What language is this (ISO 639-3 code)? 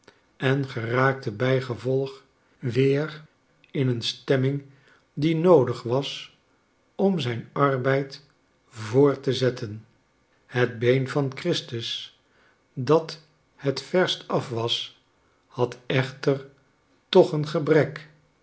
nld